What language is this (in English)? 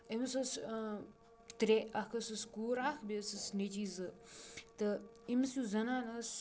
Kashmiri